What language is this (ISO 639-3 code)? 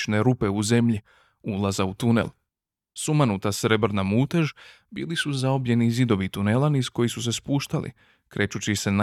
hrv